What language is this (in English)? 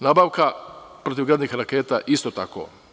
Serbian